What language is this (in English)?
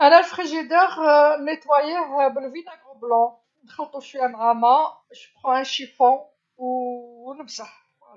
Algerian Arabic